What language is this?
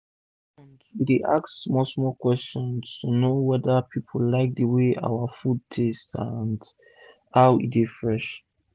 Nigerian Pidgin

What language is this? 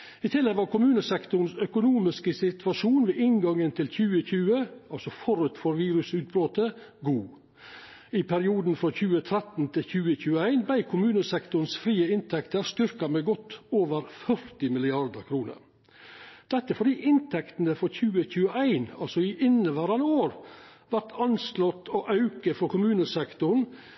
Norwegian Nynorsk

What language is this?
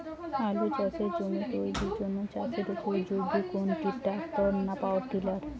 Bangla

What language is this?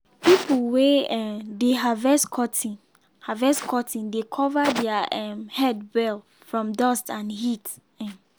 Nigerian Pidgin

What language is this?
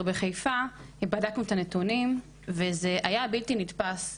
Hebrew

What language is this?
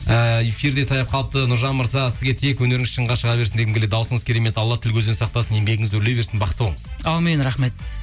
Kazakh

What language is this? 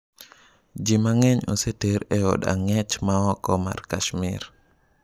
Luo (Kenya and Tanzania)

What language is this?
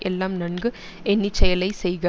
Tamil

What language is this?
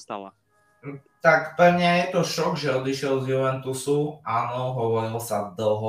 Slovak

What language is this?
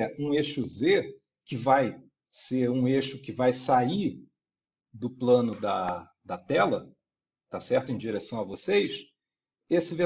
Portuguese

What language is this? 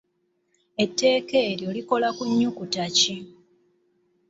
Ganda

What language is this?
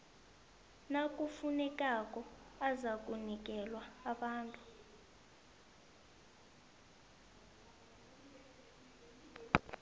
South Ndebele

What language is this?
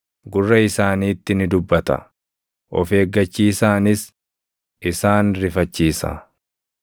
Oromo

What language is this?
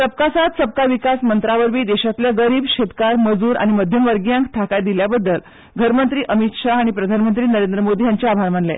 Konkani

